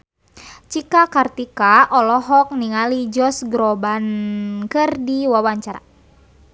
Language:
Sundanese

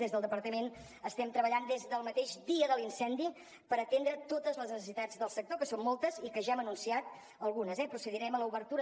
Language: Catalan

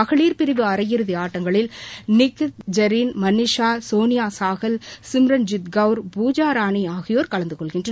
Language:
Tamil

